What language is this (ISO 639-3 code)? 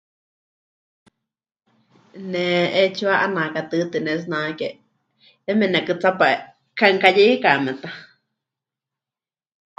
hch